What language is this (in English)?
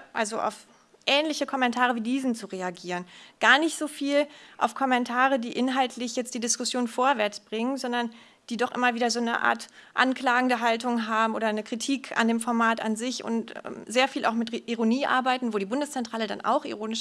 German